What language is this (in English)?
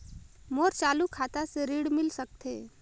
Chhattisgarhi